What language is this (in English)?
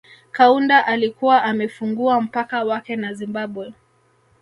Swahili